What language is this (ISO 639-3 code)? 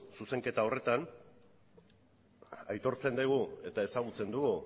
eus